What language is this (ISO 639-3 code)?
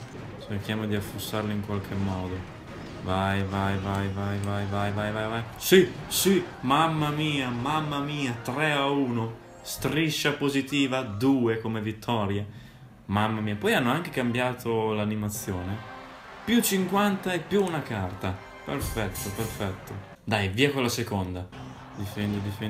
ita